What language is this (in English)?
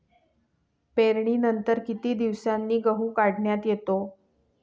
Marathi